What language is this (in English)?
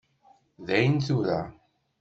Kabyle